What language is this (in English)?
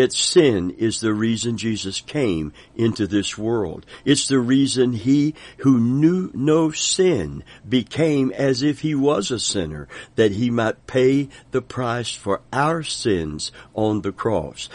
English